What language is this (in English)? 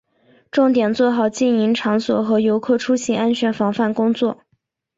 Chinese